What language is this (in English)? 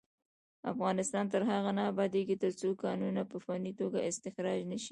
Pashto